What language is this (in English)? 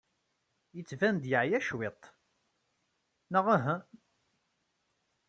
Kabyle